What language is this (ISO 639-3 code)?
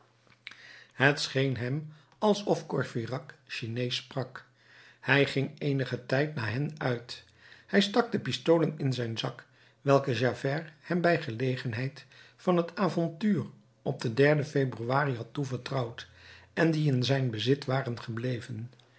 nld